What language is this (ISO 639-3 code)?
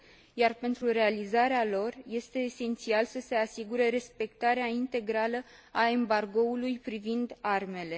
ron